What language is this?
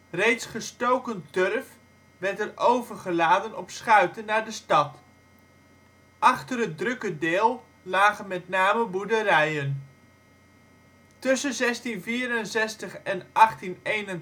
Dutch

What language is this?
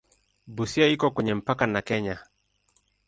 Swahili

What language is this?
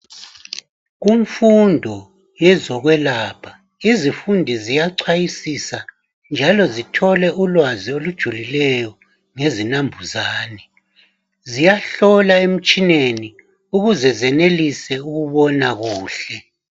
North Ndebele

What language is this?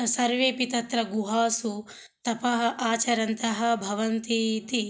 Sanskrit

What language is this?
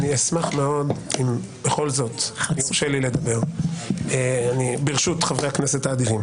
Hebrew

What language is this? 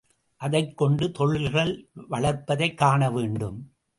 Tamil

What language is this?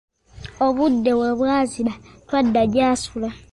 Ganda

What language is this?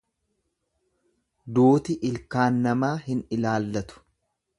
Oromo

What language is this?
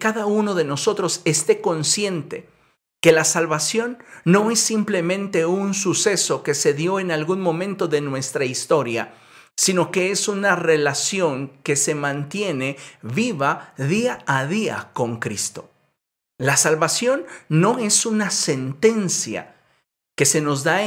Spanish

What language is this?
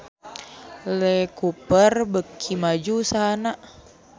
Sundanese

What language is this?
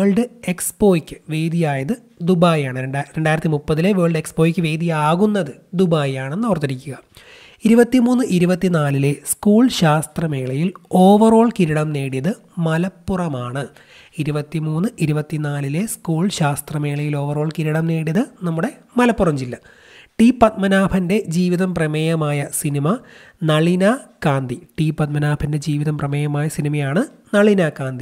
Malayalam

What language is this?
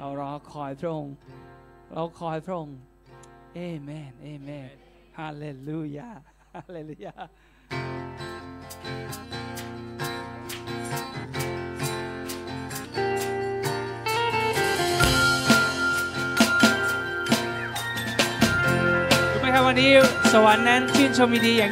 Thai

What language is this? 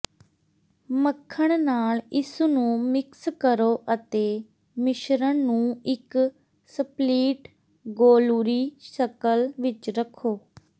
Punjabi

